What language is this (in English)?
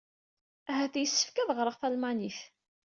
Kabyle